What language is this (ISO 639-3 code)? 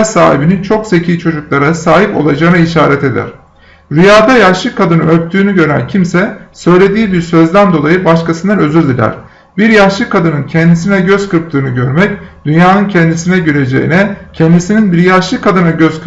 tur